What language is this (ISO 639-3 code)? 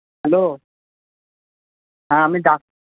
ben